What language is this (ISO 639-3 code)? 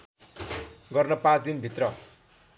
nep